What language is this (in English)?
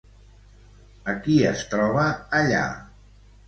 Catalan